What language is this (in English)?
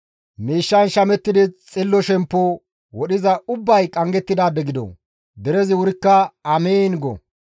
Gamo